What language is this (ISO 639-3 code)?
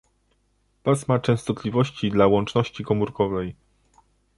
pol